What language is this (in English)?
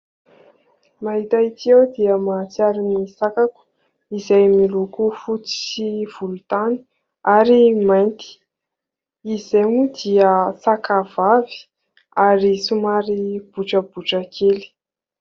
Malagasy